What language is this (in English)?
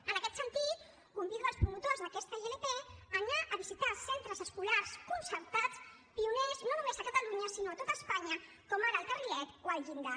Catalan